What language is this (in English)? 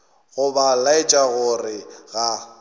Northern Sotho